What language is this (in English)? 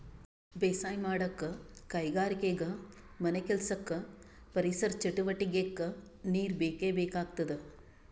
Kannada